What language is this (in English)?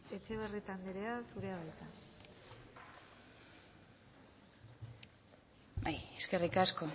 Basque